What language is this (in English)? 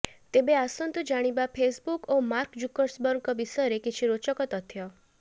Odia